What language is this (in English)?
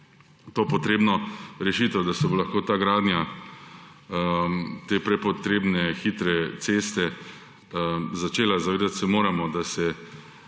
Slovenian